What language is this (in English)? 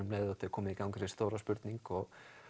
Icelandic